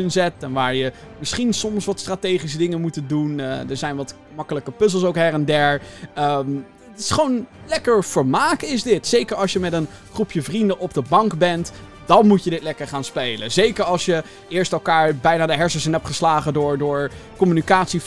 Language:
Dutch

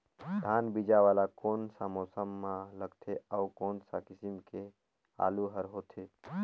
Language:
Chhattisgarhi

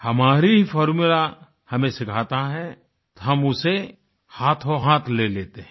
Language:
Hindi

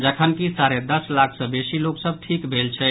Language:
Maithili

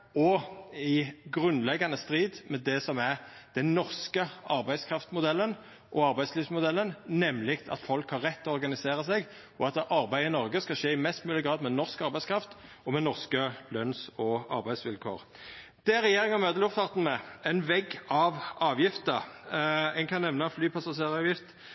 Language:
Norwegian Nynorsk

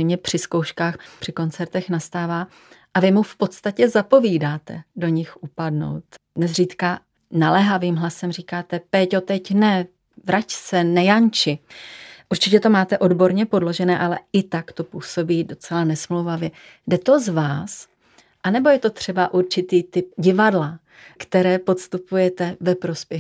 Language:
Czech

